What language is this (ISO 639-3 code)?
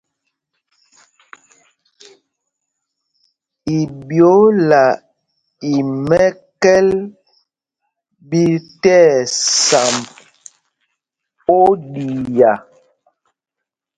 mgg